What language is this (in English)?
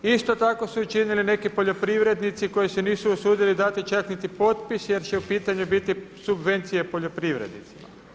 Croatian